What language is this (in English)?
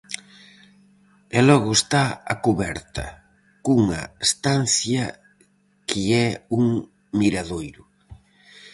Galician